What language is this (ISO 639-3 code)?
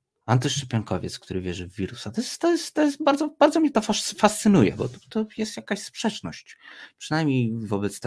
pol